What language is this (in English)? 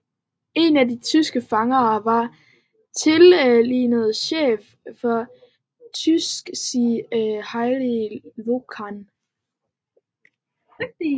Danish